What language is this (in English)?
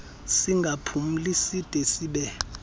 Xhosa